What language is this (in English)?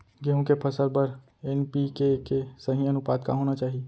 Chhattisgarhi